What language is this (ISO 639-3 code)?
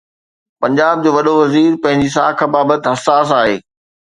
snd